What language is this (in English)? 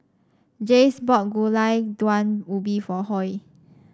English